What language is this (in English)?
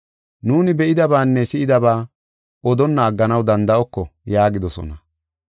Gofa